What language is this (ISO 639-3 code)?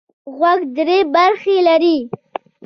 pus